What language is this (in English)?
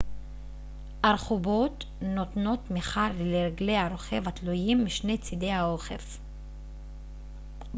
Hebrew